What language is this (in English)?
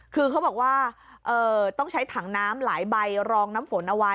Thai